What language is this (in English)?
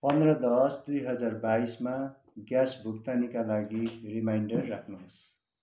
Nepali